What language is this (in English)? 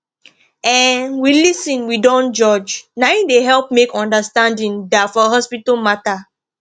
Nigerian Pidgin